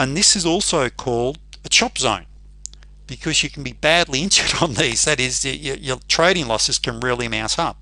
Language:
English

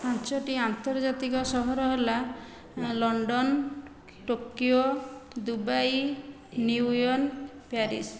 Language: Odia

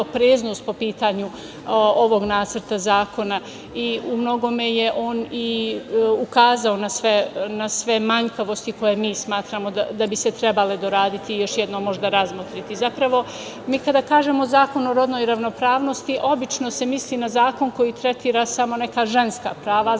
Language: Serbian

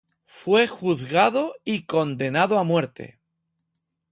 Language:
Spanish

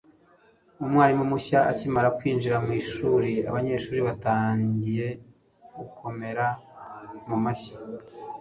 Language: Kinyarwanda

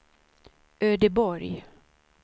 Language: Swedish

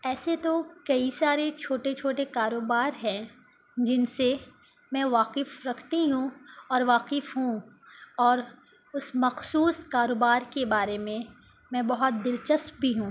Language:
Urdu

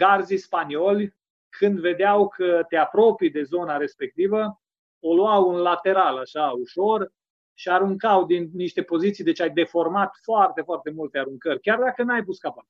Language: Romanian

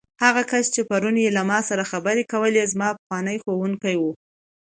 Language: Pashto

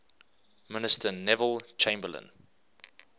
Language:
English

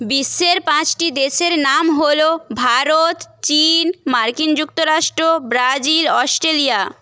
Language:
Bangla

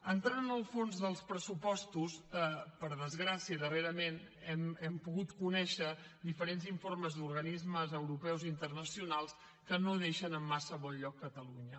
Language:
Catalan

